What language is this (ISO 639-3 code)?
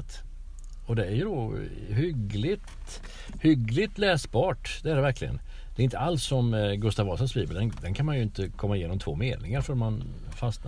swe